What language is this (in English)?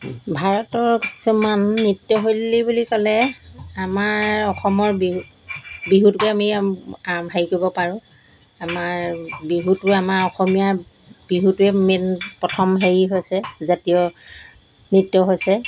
Assamese